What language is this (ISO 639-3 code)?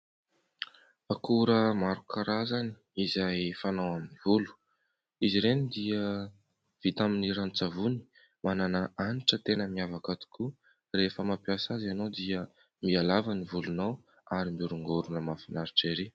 mlg